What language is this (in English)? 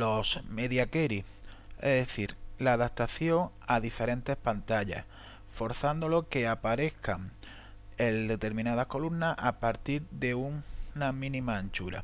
Spanish